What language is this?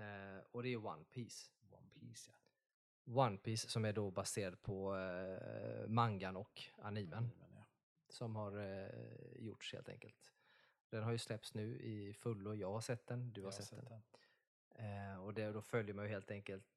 Swedish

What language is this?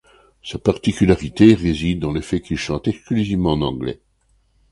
French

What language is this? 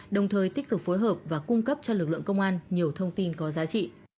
Vietnamese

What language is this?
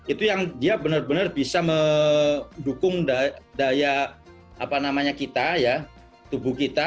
Indonesian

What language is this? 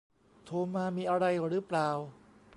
Thai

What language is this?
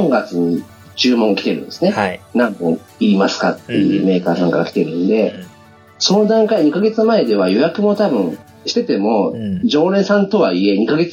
Japanese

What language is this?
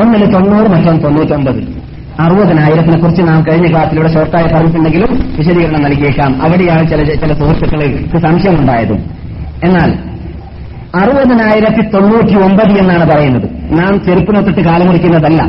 Malayalam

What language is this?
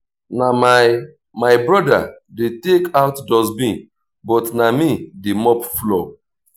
Nigerian Pidgin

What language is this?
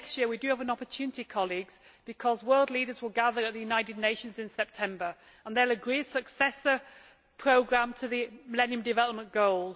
English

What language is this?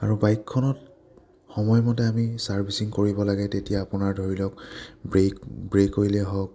Assamese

